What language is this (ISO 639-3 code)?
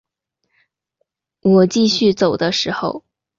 zho